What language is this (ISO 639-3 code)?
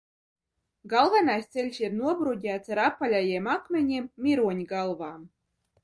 lav